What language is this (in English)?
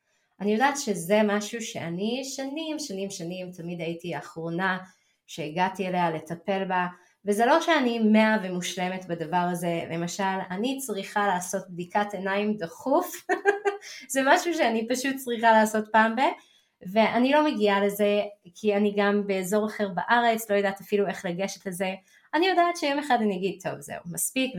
Hebrew